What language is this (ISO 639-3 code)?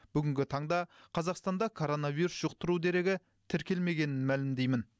kaz